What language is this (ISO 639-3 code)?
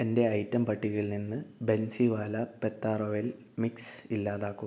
mal